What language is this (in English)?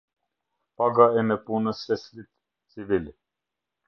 Albanian